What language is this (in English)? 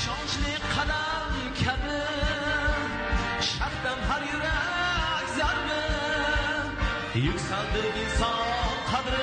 Uzbek